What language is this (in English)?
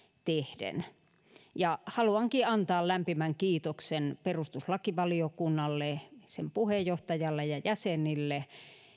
Finnish